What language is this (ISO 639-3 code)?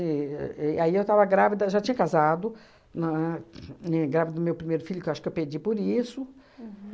por